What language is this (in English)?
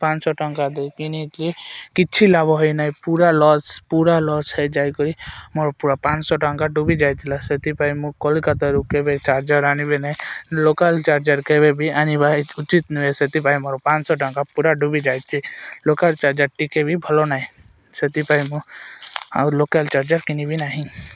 Odia